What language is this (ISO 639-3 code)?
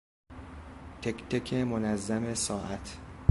fas